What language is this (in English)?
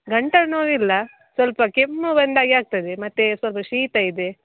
Kannada